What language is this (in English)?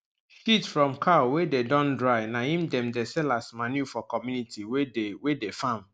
Nigerian Pidgin